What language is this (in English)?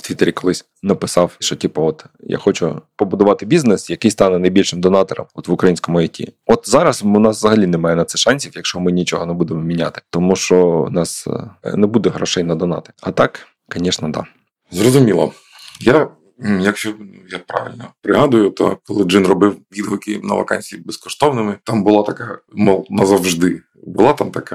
Ukrainian